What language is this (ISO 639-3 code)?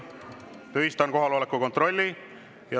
est